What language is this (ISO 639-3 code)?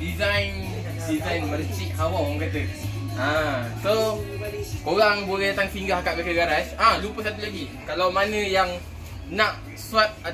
msa